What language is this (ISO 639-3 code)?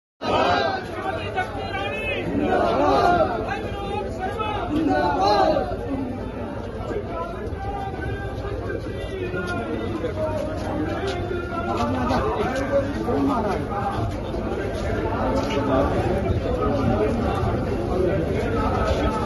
ara